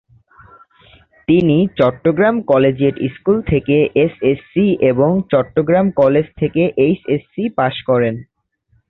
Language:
Bangla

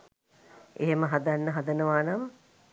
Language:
Sinhala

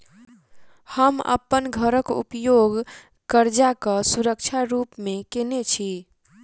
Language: Maithili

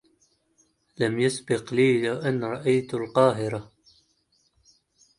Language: Arabic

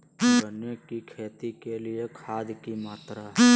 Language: Magahi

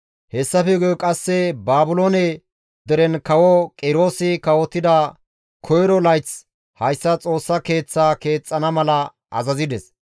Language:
Gamo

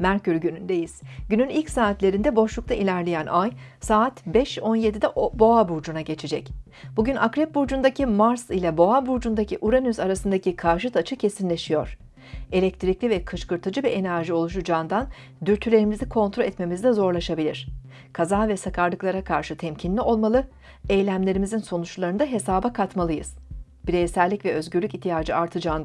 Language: Turkish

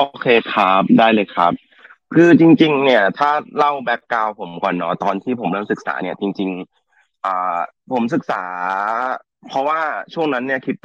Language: Thai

